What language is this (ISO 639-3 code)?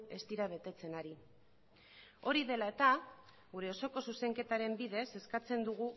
eus